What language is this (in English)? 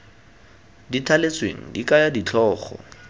Tswana